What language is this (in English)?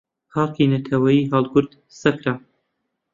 Central Kurdish